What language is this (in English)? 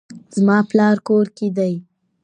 Pashto